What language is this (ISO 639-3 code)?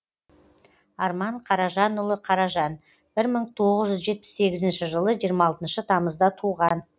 kaz